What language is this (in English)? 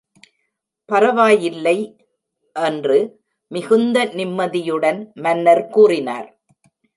Tamil